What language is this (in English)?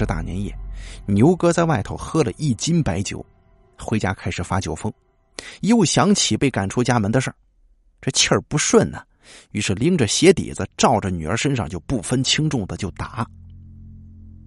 Chinese